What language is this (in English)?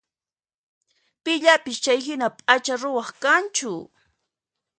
Puno Quechua